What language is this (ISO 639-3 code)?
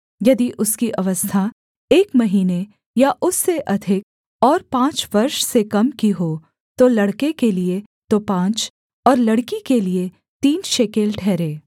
hin